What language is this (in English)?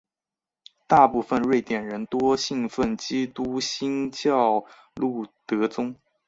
Chinese